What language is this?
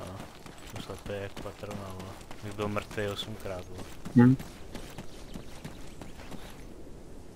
Czech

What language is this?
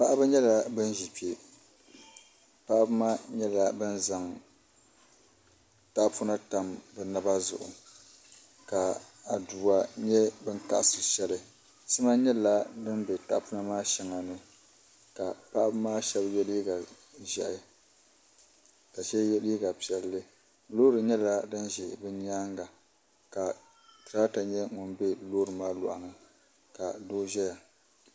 Dagbani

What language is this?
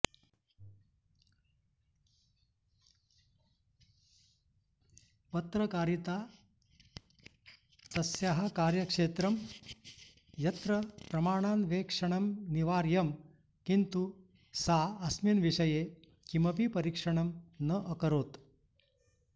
Sanskrit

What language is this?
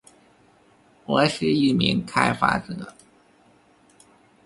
Chinese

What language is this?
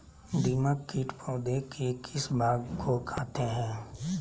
Magahi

